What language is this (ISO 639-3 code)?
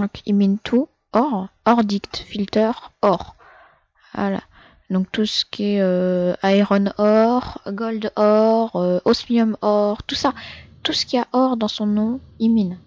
fra